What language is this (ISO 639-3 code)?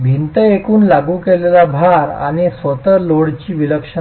mar